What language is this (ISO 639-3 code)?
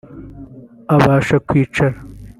kin